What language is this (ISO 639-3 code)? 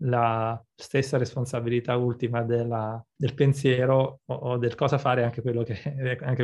ita